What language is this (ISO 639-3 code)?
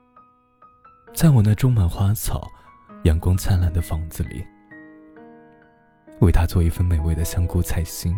zho